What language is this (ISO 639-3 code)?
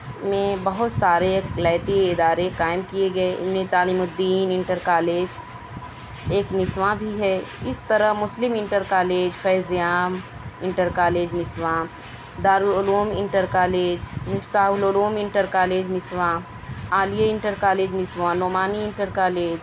urd